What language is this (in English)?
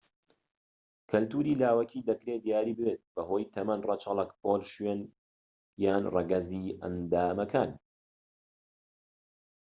Central Kurdish